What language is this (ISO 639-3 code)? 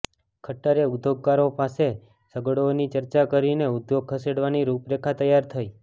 guj